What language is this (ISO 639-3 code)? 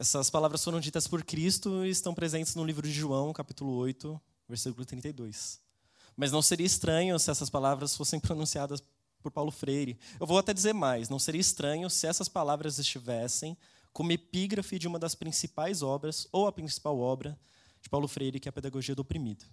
por